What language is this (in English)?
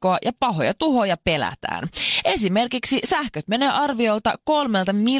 Finnish